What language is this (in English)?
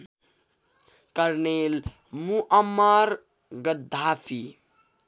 Nepali